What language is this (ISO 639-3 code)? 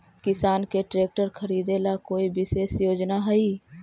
mag